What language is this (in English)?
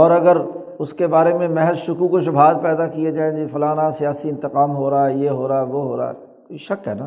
Urdu